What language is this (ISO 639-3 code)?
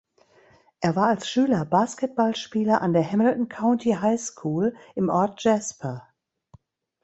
deu